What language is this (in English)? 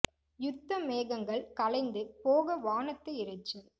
Tamil